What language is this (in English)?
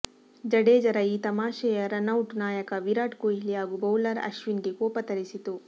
Kannada